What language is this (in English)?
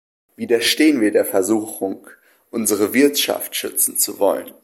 German